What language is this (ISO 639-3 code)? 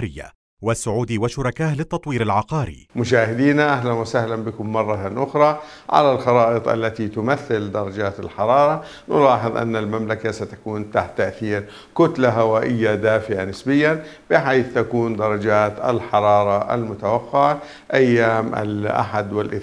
ara